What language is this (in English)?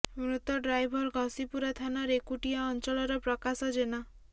Odia